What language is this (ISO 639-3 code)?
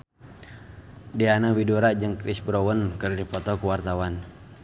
sun